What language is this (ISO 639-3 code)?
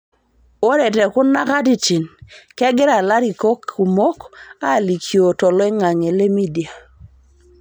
mas